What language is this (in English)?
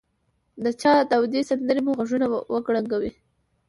Pashto